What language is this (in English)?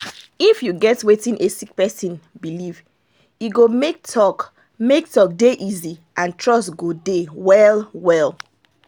Nigerian Pidgin